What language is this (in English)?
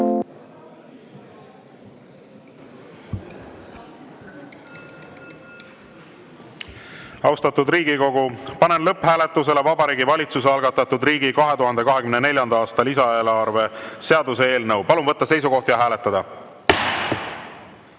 Estonian